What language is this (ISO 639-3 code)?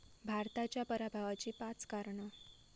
mar